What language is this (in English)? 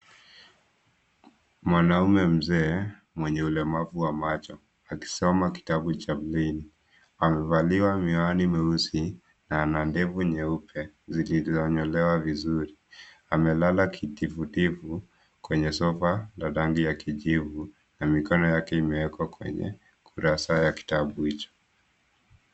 Swahili